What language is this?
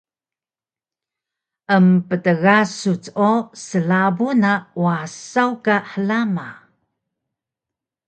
Taroko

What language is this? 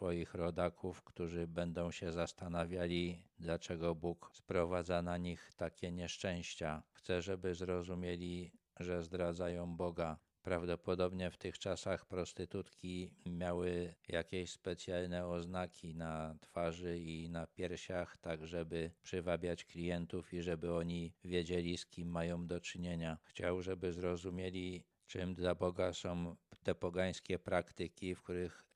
Polish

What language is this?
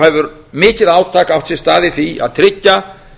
Icelandic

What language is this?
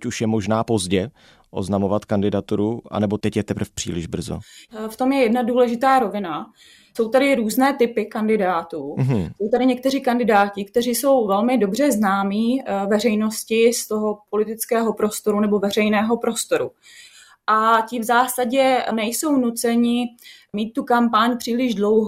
Czech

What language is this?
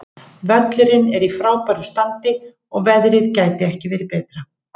Icelandic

